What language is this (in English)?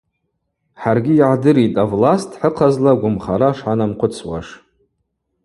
Abaza